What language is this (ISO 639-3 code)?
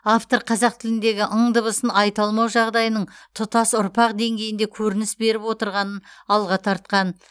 kaz